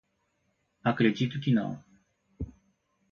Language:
Portuguese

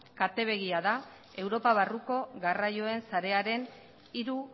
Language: Basque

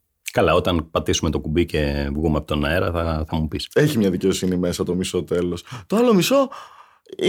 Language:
Greek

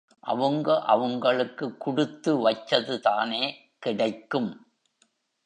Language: Tamil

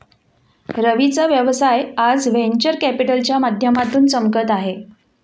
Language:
Marathi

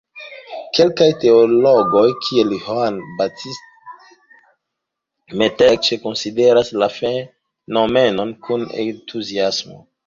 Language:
Esperanto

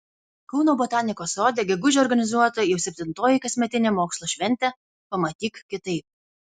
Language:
Lithuanian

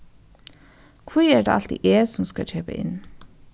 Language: Faroese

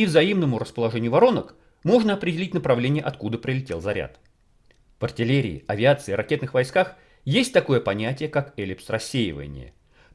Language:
Russian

